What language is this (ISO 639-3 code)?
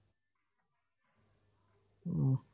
asm